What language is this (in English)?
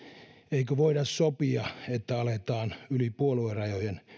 Finnish